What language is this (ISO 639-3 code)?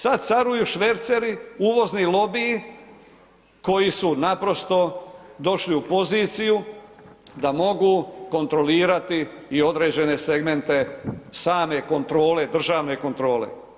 hrv